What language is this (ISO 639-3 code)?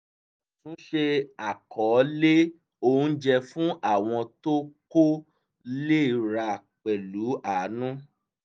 yor